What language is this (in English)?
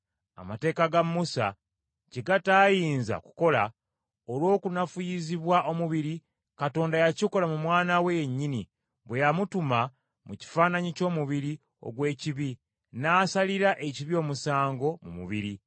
Ganda